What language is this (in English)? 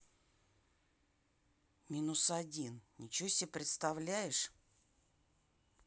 Russian